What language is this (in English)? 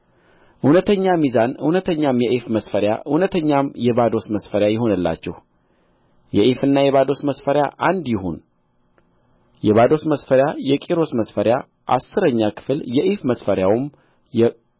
Amharic